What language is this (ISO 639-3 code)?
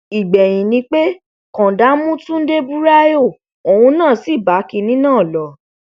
yor